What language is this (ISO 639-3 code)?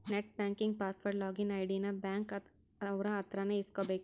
kan